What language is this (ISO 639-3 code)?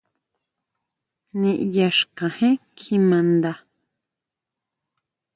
mau